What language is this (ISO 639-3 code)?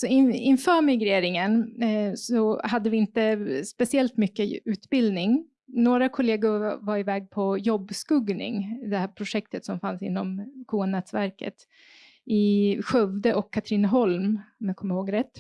swe